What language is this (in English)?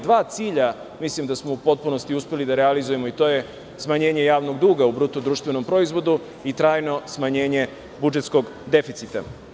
Serbian